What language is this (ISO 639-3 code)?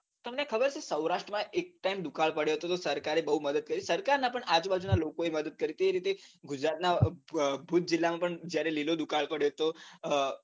guj